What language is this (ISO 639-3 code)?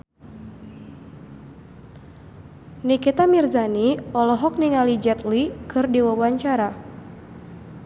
sun